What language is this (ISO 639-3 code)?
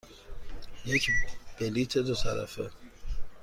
fas